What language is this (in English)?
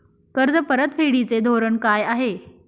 Marathi